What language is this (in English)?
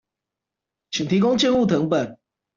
Chinese